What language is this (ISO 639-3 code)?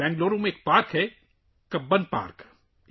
urd